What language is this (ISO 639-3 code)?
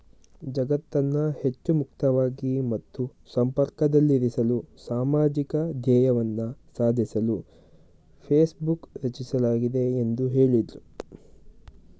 kan